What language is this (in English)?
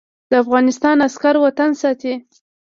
Pashto